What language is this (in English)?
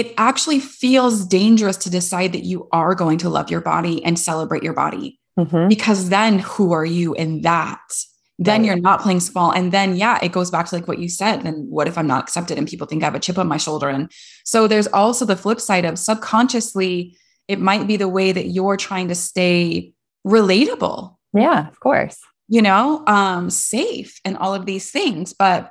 English